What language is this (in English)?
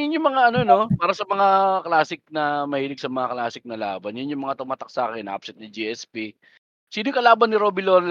Filipino